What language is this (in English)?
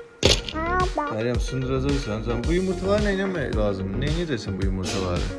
Turkish